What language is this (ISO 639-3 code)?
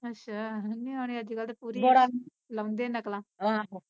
pan